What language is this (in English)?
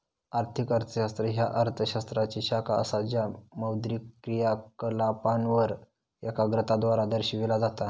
Marathi